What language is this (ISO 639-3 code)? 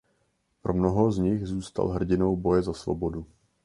ces